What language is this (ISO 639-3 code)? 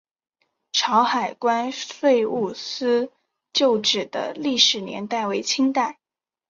zho